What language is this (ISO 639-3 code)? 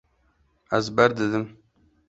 kur